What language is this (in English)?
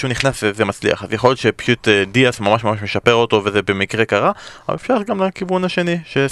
Hebrew